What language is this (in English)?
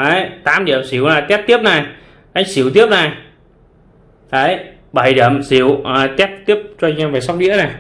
Vietnamese